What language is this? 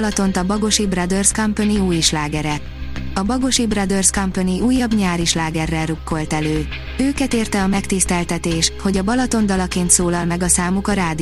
Hungarian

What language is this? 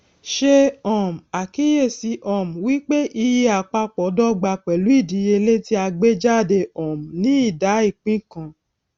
Yoruba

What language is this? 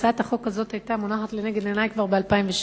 Hebrew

